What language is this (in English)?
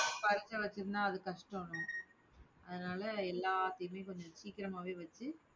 Tamil